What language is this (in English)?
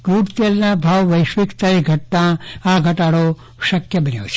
Gujarati